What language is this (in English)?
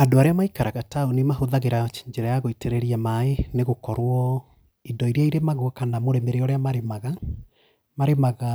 Kikuyu